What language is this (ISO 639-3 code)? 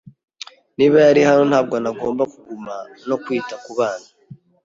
kin